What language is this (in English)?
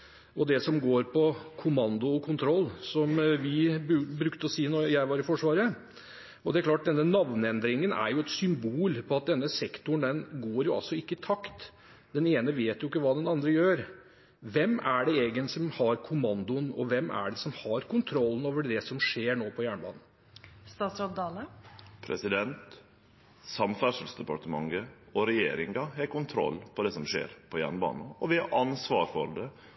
Norwegian